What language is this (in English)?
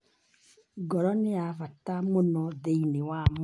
Kikuyu